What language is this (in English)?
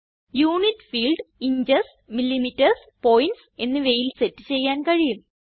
Malayalam